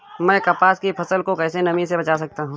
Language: Hindi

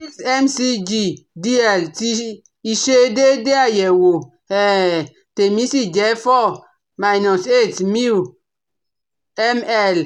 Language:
Yoruba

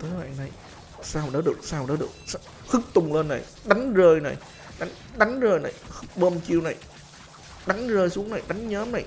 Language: Vietnamese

